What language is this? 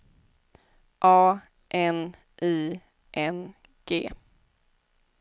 Swedish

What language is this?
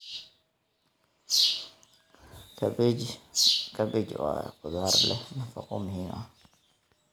Somali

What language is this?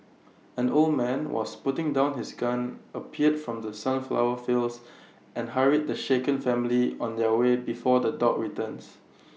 English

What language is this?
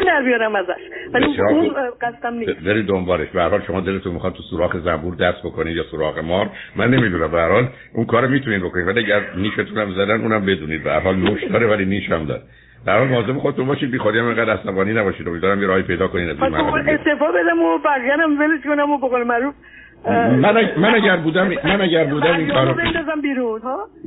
Persian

